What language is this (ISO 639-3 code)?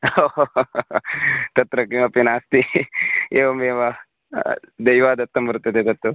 san